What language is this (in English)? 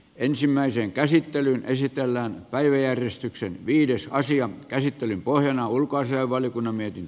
Finnish